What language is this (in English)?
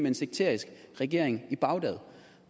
Danish